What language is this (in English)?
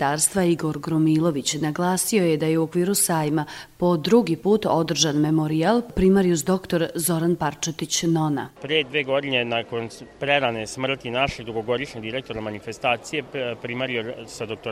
Croatian